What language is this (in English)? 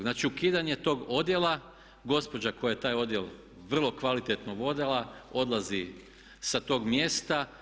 Croatian